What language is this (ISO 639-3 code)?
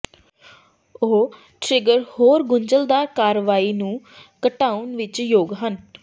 pan